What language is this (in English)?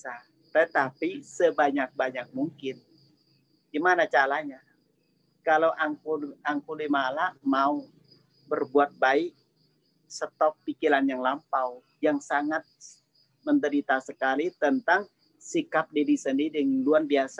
Indonesian